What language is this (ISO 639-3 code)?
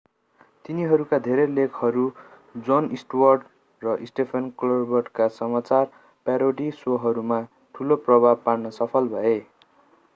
nep